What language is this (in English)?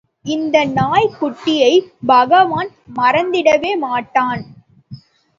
Tamil